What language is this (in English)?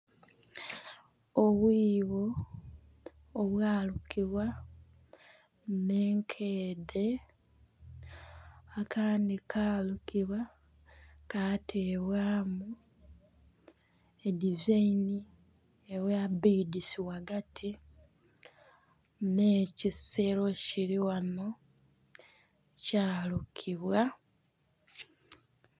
Soga